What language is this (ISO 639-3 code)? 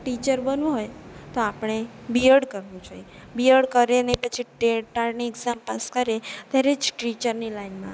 guj